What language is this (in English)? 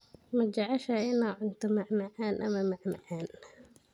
Somali